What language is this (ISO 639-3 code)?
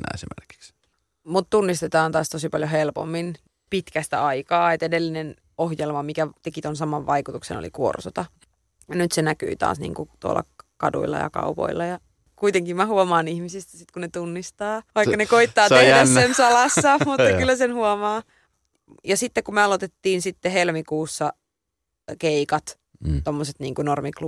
fin